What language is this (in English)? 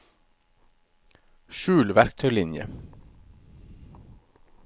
Norwegian